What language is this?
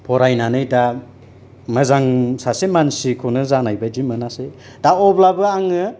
Bodo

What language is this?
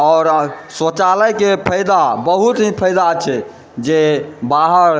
Maithili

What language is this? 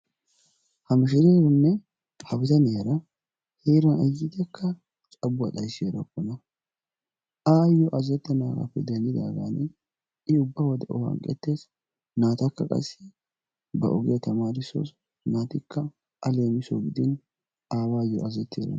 Wolaytta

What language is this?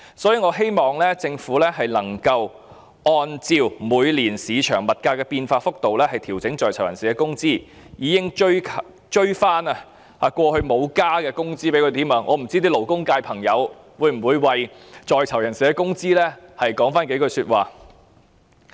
Cantonese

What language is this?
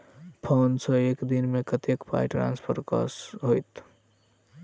Maithili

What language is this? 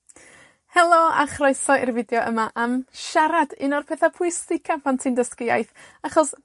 Welsh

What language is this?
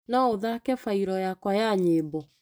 Kikuyu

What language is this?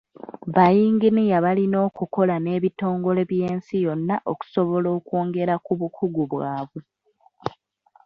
Ganda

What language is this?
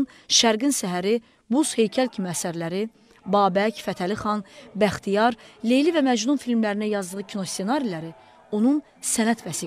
French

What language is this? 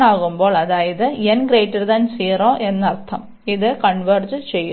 Malayalam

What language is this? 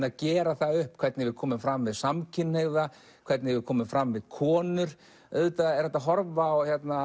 Icelandic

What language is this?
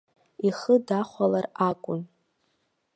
Abkhazian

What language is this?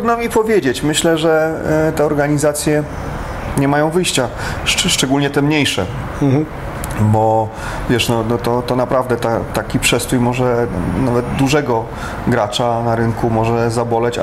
Polish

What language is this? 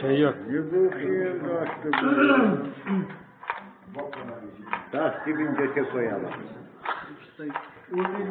Turkish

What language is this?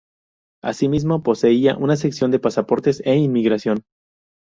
Spanish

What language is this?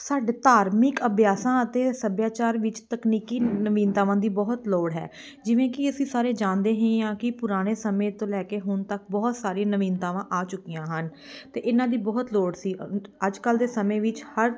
Punjabi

